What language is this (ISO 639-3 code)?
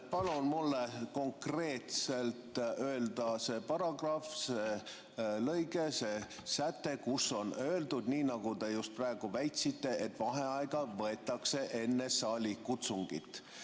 est